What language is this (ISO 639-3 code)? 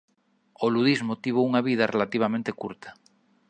glg